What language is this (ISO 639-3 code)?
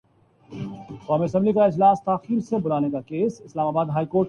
urd